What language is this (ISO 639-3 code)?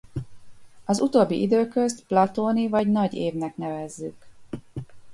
hun